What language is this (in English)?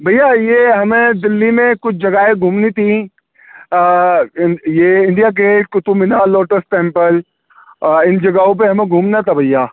Urdu